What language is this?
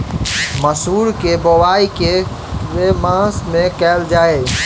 Maithili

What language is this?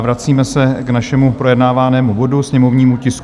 Czech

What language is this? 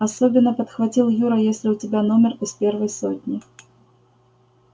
Russian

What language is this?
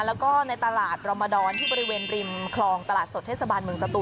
Thai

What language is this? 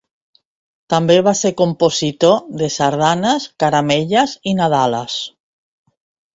Catalan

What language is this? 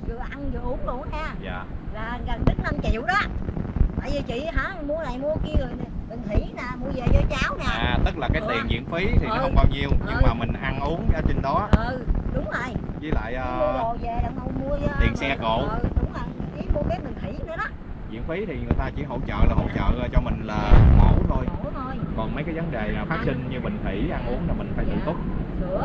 Vietnamese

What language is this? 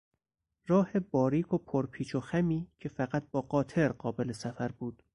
Persian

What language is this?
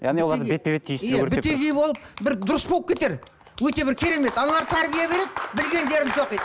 Kazakh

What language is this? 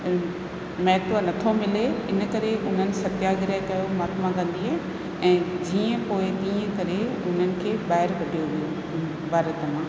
Sindhi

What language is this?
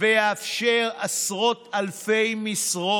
Hebrew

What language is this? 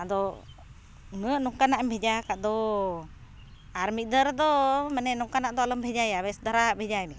Santali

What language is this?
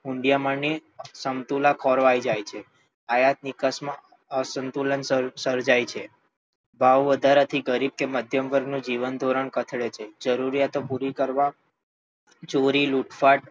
Gujarati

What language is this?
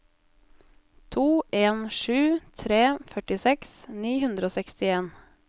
Norwegian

